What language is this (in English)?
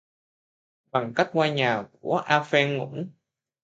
Vietnamese